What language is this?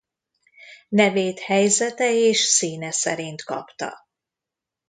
Hungarian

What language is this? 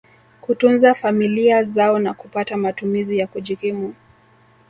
Swahili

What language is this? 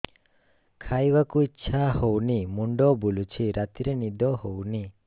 Odia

